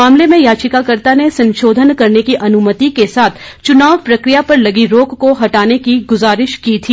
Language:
Hindi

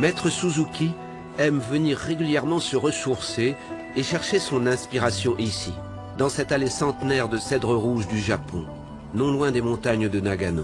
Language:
French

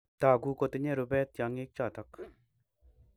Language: Kalenjin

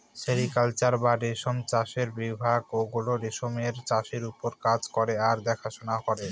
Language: Bangla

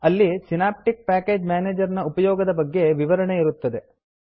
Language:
Kannada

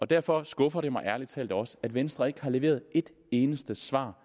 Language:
Danish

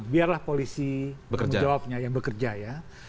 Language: Indonesian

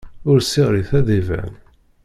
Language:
Kabyle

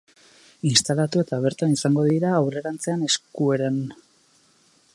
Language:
Basque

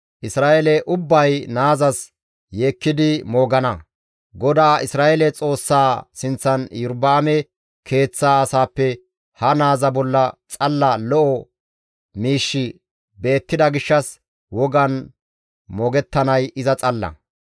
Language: Gamo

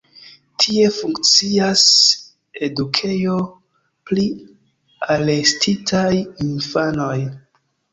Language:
Esperanto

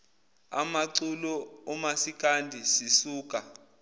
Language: Zulu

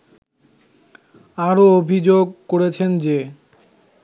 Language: Bangla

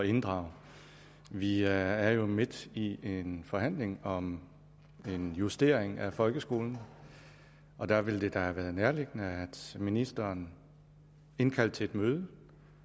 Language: Danish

